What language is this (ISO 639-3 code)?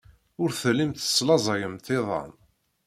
kab